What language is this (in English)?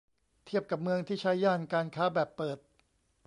Thai